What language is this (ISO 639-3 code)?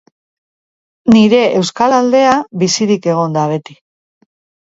eus